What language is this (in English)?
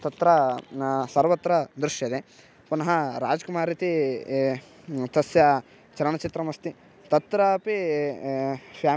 Sanskrit